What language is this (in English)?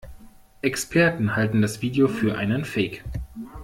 German